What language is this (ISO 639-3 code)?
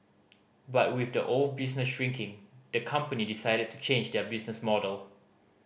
eng